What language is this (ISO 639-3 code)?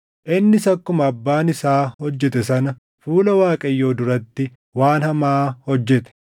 orm